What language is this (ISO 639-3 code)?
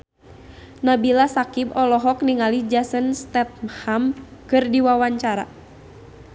sun